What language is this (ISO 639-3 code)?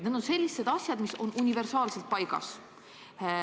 est